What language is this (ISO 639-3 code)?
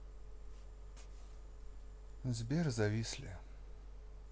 rus